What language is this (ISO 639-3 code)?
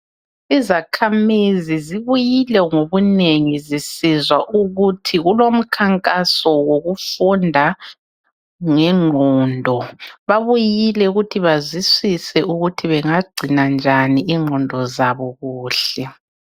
nde